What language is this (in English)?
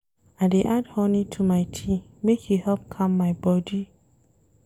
Nigerian Pidgin